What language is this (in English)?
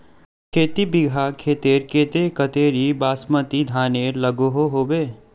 Magahi